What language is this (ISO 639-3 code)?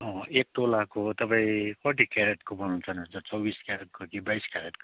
nep